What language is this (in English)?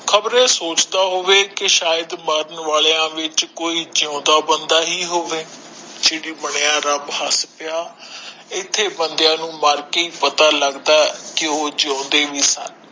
Punjabi